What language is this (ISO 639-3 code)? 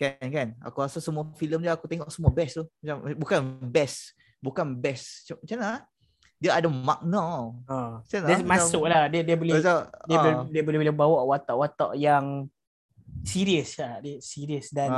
msa